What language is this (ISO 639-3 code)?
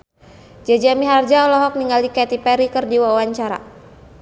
sun